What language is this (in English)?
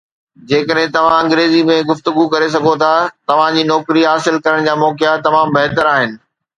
Sindhi